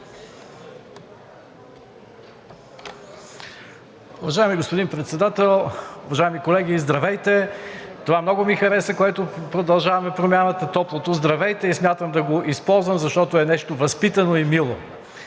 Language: Bulgarian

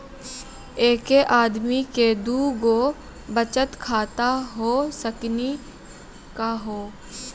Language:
Maithili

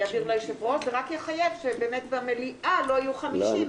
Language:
Hebrew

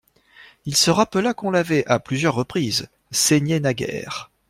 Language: French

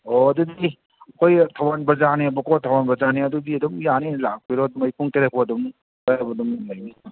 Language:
Manipuri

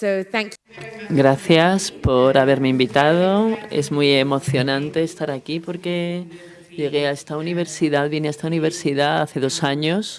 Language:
Spanish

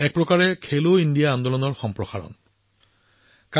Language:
Assamese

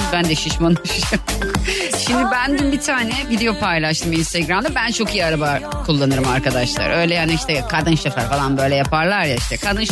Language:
Turkish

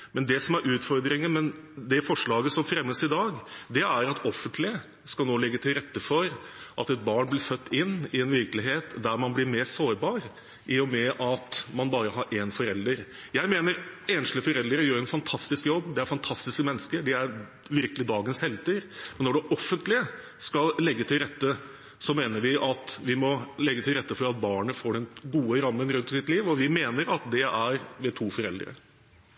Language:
Norwegian Bokmål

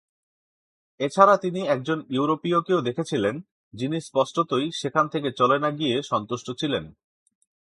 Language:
Bangla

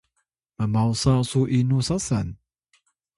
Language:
Atayal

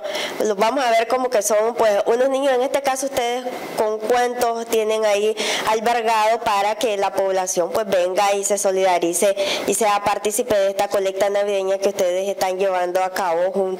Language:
Spanish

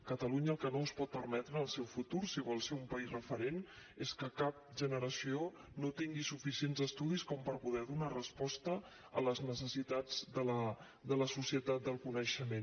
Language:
Catalan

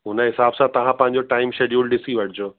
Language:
Sindhi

